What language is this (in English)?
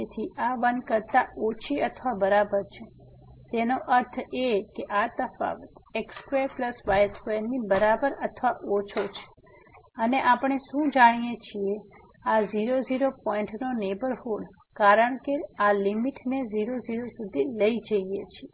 Gujarati